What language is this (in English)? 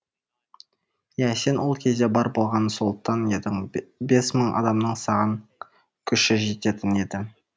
Kazakh